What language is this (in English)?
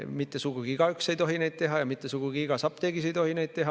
Estonian